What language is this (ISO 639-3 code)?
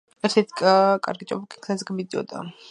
kat